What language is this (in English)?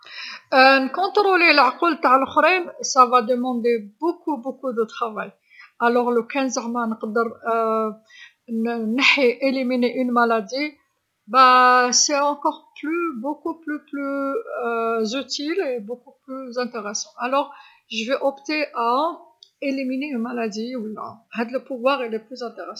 Algerian Arabic